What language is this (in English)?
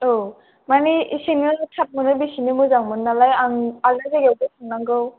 Bodo